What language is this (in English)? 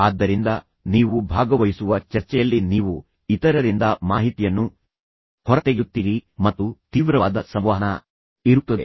Kannada